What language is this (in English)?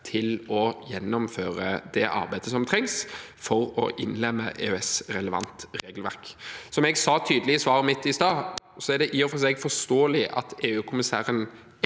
Norwegian